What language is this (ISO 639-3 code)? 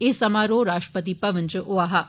doi